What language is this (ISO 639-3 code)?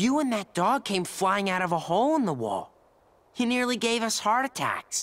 spa